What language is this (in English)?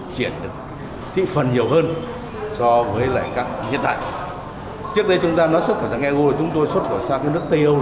Vietnamese